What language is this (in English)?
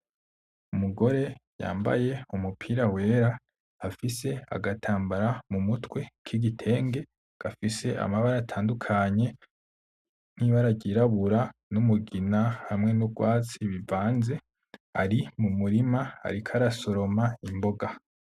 Rundi